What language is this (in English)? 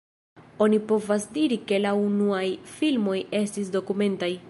Esperanto